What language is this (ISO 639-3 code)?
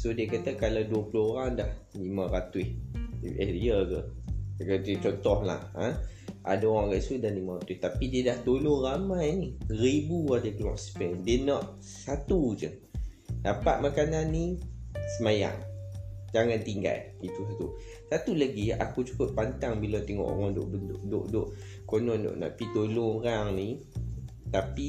msa